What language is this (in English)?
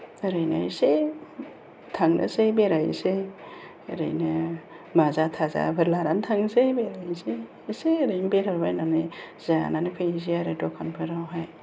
Bodo